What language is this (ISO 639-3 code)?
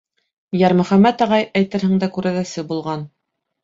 bak